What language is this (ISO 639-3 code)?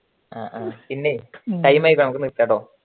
mal